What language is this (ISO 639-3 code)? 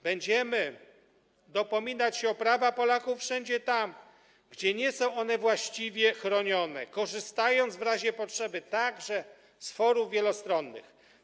pol